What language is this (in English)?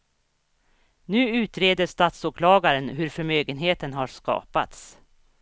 Swedish